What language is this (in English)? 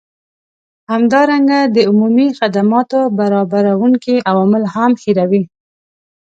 Pashto